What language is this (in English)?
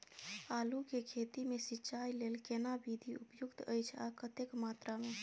Maithili